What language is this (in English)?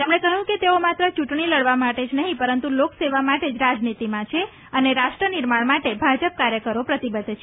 Gujarati